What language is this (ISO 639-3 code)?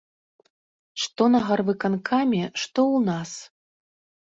bel